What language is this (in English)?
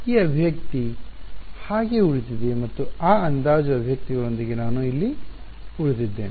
Kannada